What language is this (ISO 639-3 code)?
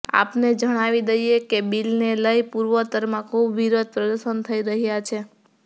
guj